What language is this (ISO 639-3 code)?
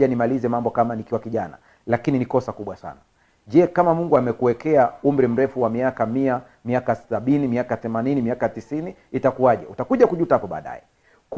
swa